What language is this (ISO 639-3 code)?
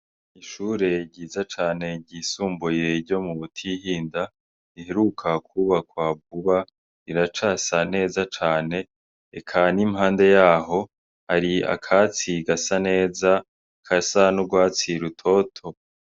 run